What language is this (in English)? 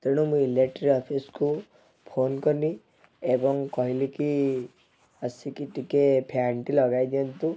Odia